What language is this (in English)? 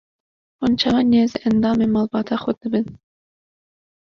Kurdish